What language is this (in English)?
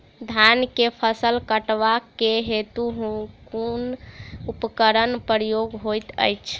Maithili